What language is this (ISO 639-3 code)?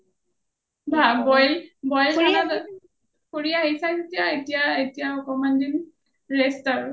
asm